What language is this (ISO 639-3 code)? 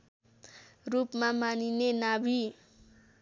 nep